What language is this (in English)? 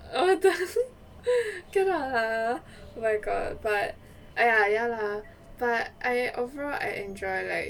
English